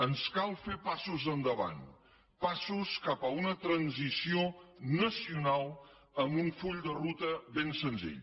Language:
Catalan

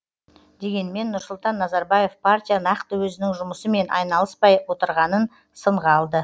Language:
Kazakh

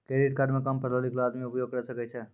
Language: Maithili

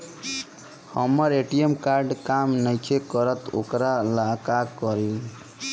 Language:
Bhojpuri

